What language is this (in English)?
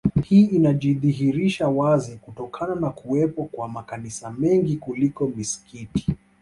Swahili